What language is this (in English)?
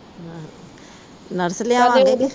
Punjabi